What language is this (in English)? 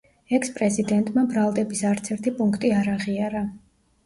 Georgian